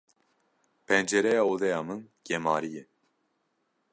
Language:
Kurdish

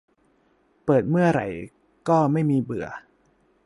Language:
Thai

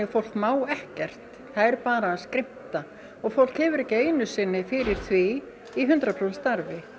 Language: Icelandic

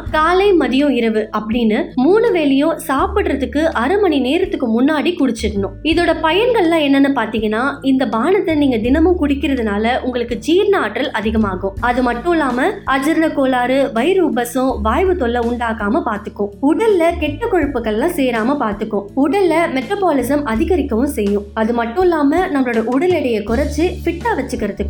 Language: Tamil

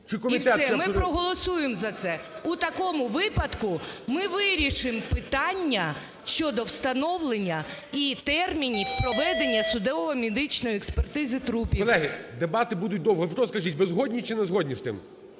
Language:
Ukrainian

